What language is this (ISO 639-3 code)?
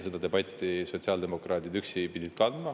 est